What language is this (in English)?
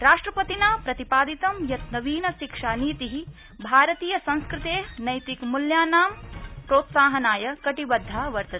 Sanskrit